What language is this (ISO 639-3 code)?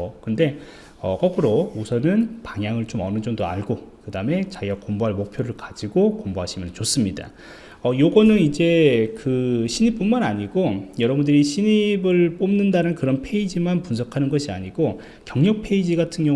kor